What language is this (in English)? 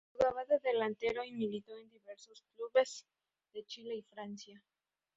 Spanish